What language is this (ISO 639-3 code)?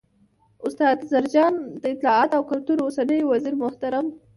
pus